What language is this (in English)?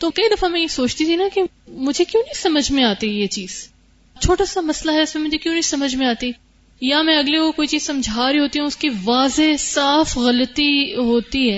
Urdu